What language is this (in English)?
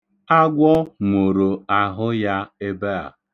Igbo